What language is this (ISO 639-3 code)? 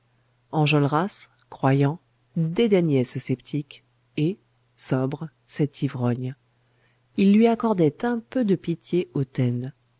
fra